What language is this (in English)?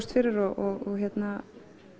Icelandic